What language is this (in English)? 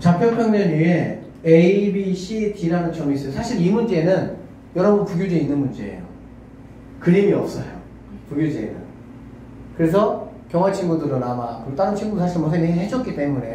Korean